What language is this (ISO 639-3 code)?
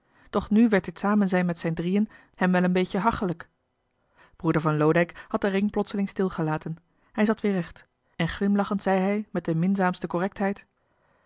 nld